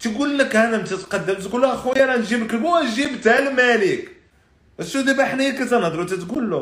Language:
Arabic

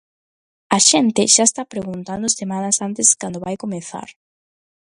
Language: Galician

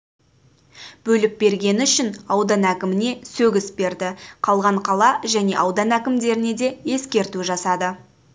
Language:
Kazakh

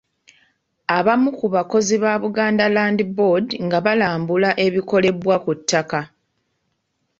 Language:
Ganda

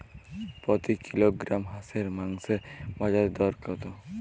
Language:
Bangla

